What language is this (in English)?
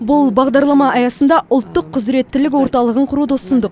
Kazakh